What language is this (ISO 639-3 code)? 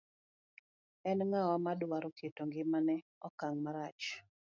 luo